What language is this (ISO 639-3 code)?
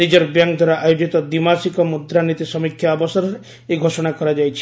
ori